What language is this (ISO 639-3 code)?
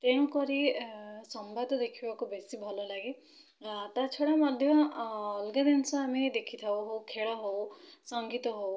ori